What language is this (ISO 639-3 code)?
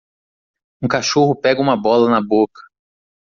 por